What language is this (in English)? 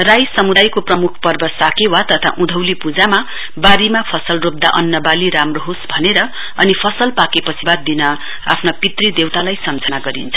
Nepali